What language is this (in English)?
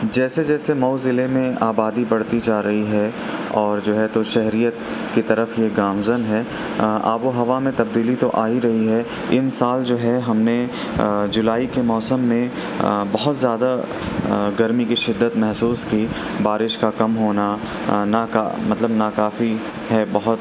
Urdu